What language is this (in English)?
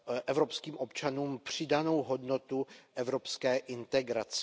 Czech